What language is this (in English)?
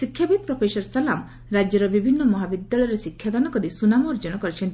Odia